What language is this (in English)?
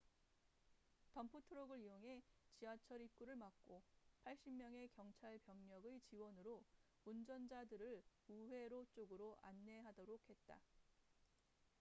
Korean